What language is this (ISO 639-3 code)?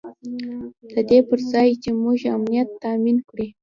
pus